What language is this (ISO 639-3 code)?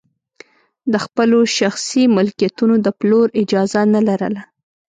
pus